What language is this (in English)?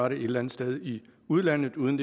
Danish